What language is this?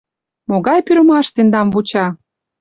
Mari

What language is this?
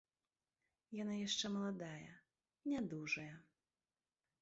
Belarusian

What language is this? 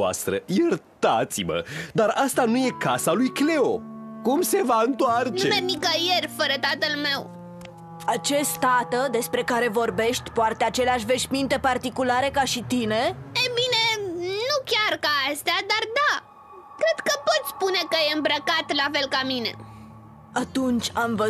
Romanian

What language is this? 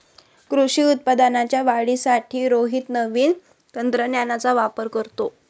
Marathi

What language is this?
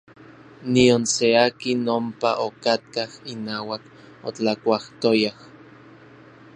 Orizaba Nahuatl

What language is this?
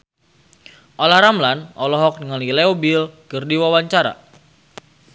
Sundanese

